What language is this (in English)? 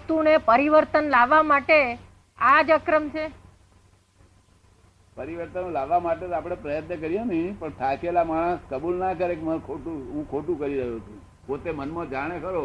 Gujarati